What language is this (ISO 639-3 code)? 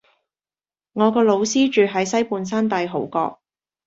yue